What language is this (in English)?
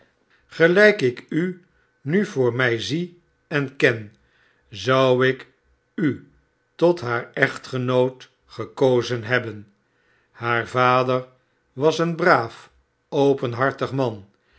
Dutch